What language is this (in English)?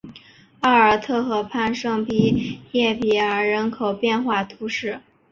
Chinese